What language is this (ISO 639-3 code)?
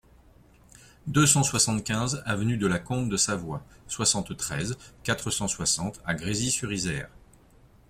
fra